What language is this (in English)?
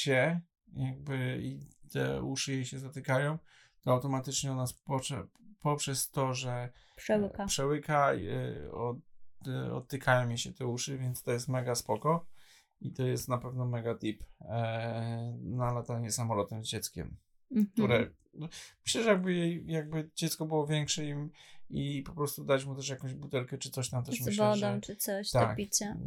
Polish